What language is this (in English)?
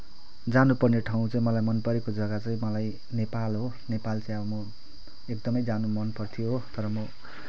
Nepali